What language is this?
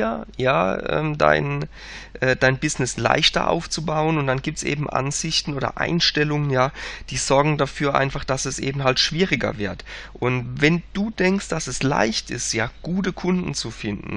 German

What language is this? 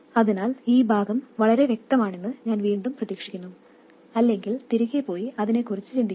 Malayalam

